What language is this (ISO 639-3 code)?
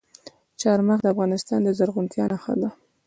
pus